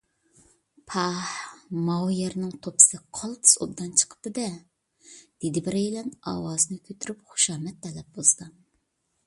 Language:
Uyghur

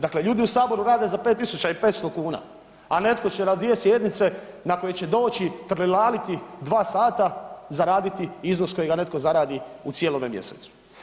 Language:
Croatian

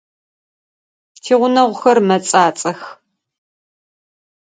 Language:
Adyghe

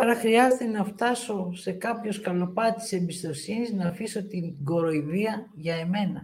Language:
Greek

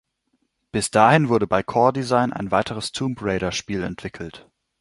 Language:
German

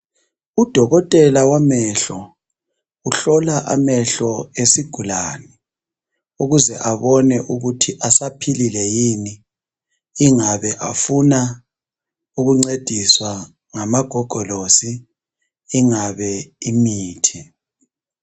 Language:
North Ndebele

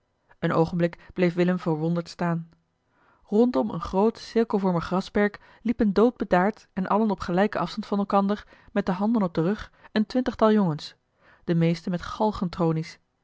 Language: Dutch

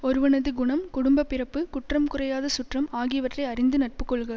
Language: Tamil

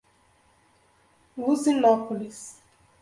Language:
Portuguese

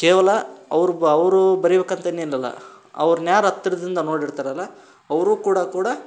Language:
Kannada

